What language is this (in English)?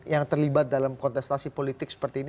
Indonesian